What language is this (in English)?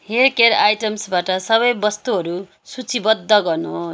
Nepali